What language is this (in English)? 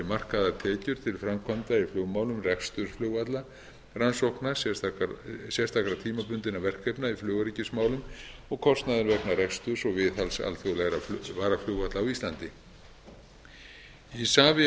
Icelandic